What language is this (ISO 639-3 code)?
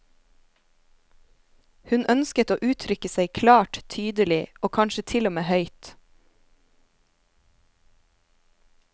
nor